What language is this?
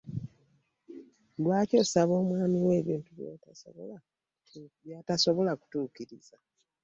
Ganda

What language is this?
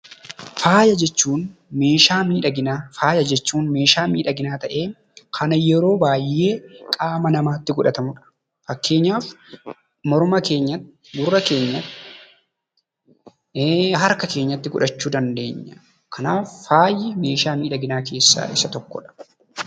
Oromo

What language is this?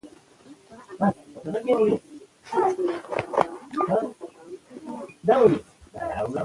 Pashto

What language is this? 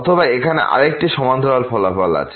Bangla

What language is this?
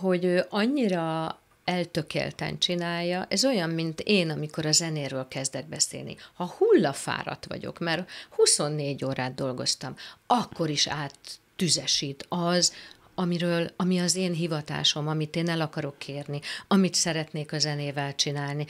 Hungarian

